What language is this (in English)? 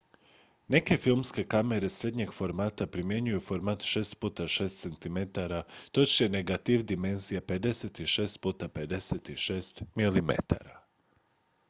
Croatian